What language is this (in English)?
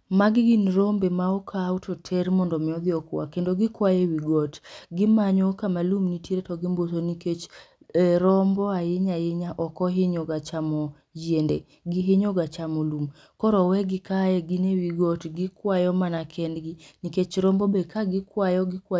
Luo (Kenya and Tanzania)